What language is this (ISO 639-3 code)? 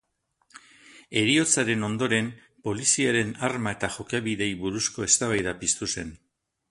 eus